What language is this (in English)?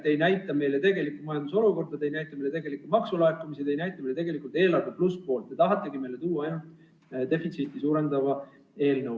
Estonian